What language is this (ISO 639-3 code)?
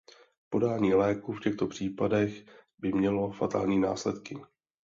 ces